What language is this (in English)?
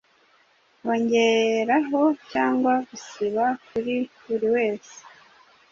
Kinyarwanda